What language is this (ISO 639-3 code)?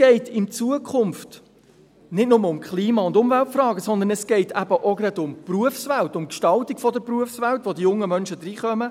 gsw